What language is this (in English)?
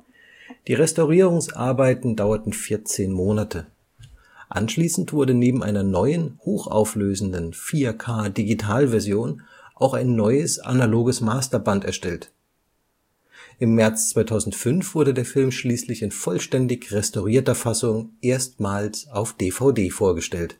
German